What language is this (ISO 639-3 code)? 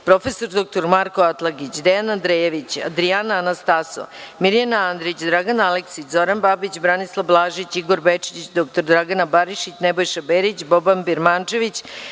srp